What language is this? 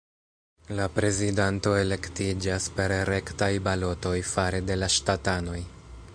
Esperanto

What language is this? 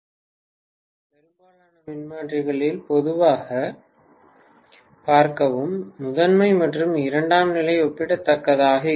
Tamil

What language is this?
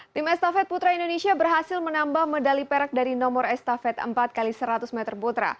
Indonesian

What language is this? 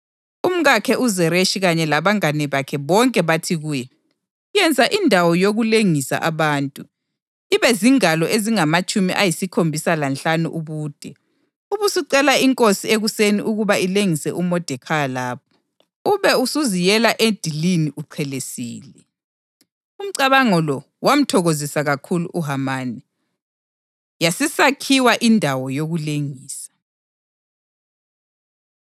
North Ndebele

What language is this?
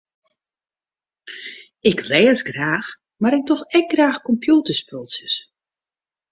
Western Frisian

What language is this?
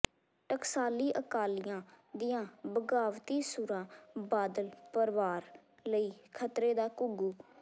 Punjabi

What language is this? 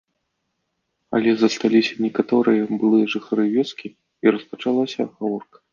Belarusian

